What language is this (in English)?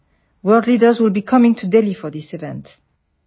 Gujarati